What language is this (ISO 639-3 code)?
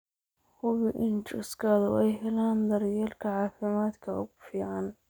som